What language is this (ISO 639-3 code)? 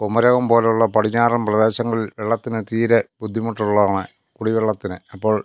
mal